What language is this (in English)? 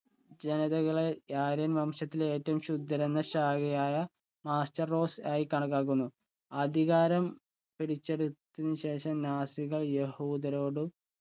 Malayalam